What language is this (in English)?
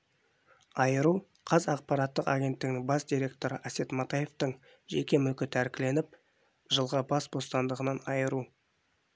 Kazakh